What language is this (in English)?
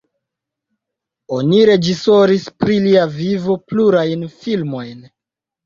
Esperanto